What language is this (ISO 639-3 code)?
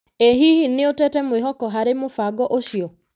kik